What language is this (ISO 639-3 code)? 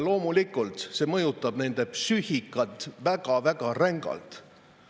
est